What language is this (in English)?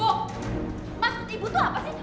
Indonesian